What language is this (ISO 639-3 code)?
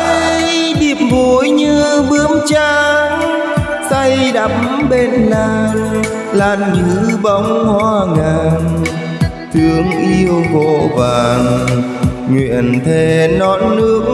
vie